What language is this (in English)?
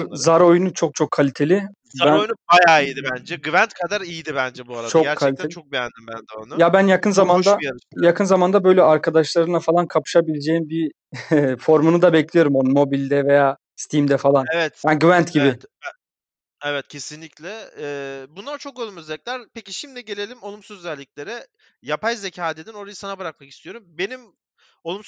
Turkish